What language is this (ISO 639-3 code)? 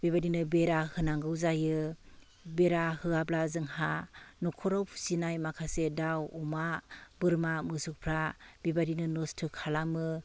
brx